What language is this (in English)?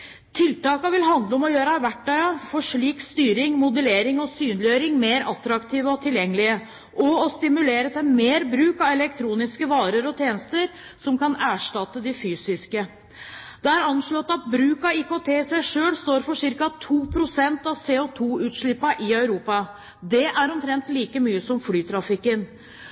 Norwegian Bokmål